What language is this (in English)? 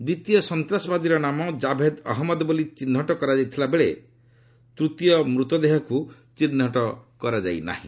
Odia